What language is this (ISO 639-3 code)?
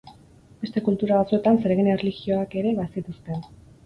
eus